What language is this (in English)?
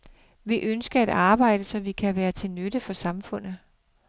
Danish